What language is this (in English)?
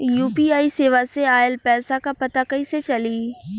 Bhojpuri